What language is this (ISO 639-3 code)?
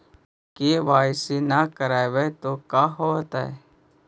mag